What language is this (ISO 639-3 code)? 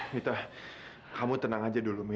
ind